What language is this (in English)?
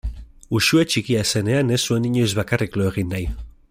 Basque